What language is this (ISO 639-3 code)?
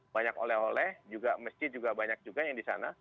ind